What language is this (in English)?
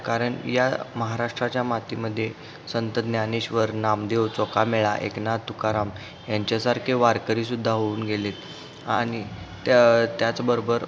Marathi